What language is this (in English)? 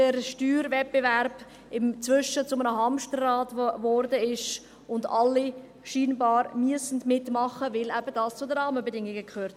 Swiss German